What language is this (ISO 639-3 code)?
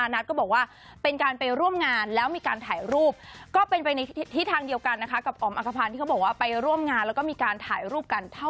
tha